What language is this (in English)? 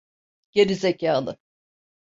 Turkish